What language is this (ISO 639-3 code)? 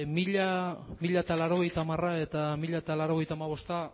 eus